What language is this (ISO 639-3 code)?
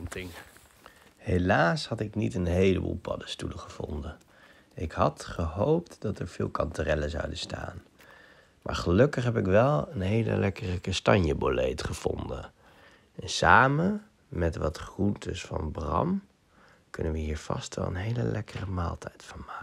nld